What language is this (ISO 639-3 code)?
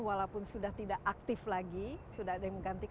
ind